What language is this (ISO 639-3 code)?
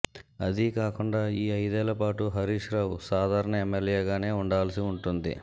tel